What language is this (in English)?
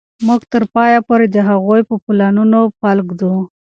Pashto